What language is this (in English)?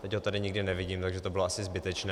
Czech